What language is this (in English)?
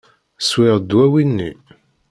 Kabyle